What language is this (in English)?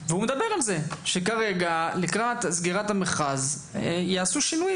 Hebrew